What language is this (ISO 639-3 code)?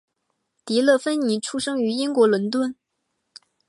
zho